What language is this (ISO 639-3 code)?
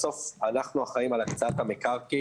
heb